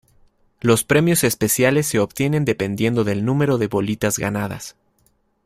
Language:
Spanish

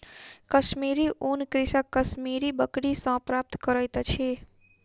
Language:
Maithili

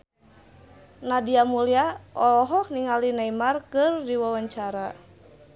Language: Sundanese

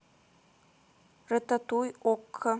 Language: Russian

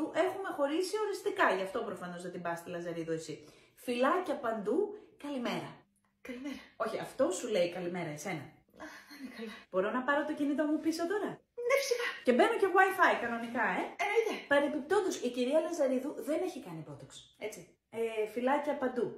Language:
Greek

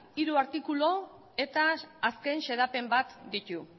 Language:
Basque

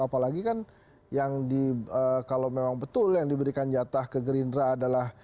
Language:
Indonesian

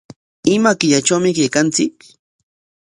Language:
Corongo Ancash Quechua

